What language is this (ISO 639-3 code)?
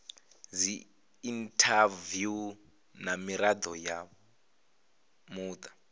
ven